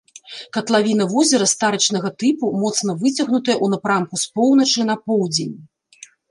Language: Belarusian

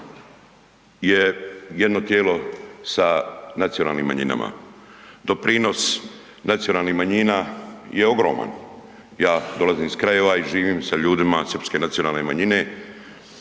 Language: Croatian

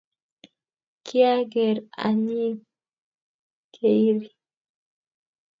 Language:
Kalenjin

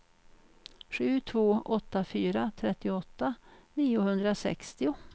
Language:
Swedish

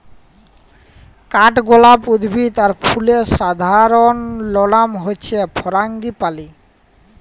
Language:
Bangla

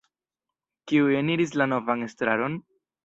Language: Esperanto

